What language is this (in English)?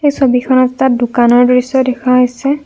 Assamese